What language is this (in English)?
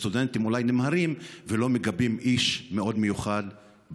Hebrew